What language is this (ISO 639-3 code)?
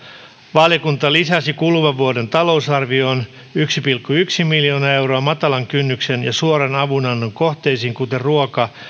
fin